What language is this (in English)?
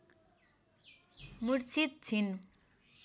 Nepali